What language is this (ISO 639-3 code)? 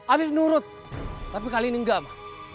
ind